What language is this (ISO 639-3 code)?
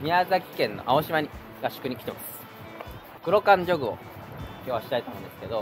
jpn